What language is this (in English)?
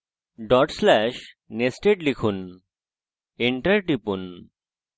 Bangla